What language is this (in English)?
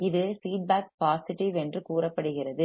Tamil